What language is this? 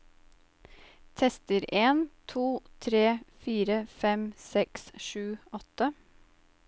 Norwegian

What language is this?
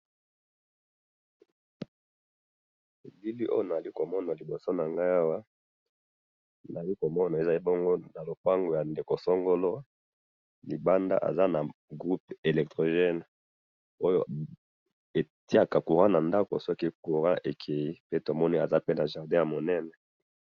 Lingala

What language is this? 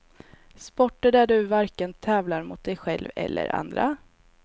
Swedish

